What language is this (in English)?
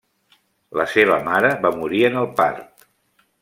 Catalan